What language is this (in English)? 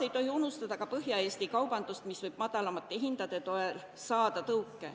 Estonian